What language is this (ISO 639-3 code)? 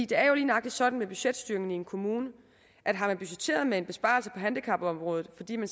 dan